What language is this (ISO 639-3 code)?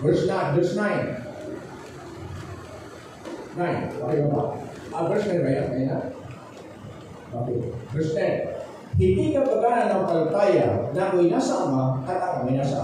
fil